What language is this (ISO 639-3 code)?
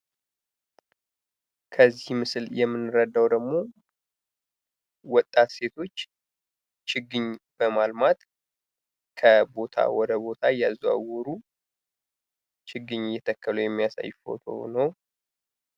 amh